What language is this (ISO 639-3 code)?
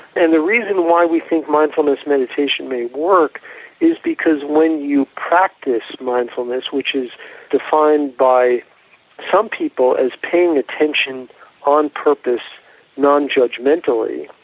eng